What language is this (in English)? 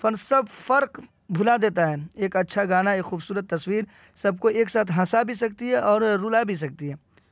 Urdu